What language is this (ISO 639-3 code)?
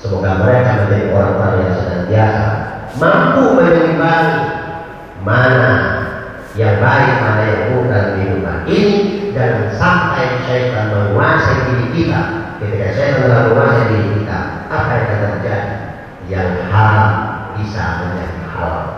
ind